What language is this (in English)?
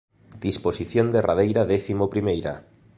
Galician